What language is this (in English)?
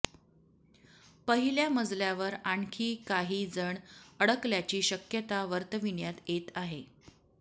Marathi